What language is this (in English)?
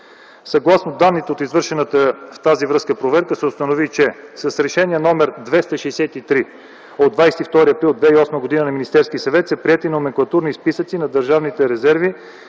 Bulgarian